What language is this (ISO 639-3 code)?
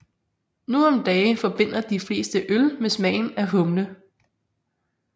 dan